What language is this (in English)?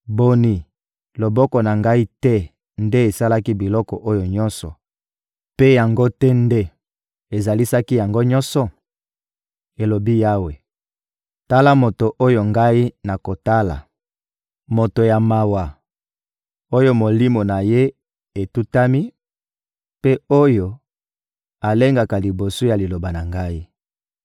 Lingala